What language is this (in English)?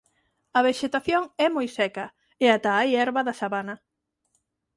Galician